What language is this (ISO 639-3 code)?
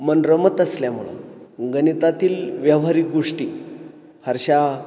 mar